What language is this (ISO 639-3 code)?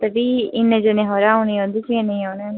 doi